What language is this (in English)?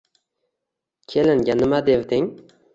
Uzbek